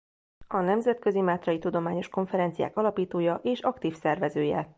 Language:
Hungarian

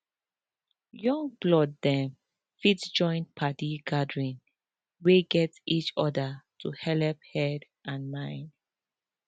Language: Nigerian Pidgin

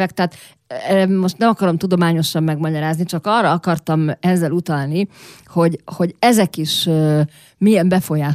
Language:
Hungarian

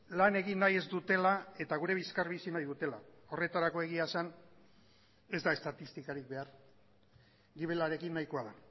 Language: Basque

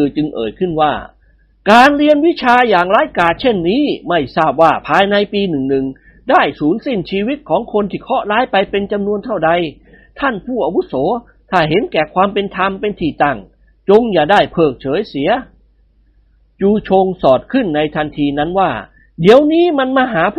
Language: Thai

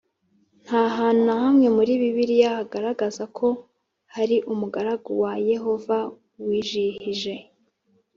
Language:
Kinyarwanda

